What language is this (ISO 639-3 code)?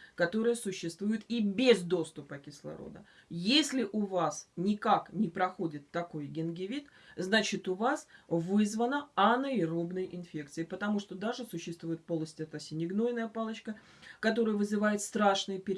rus